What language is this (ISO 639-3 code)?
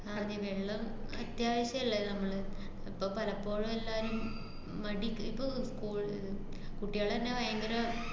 mal